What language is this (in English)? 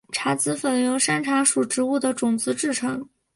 Chinese